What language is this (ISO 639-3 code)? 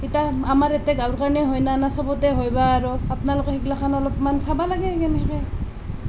asm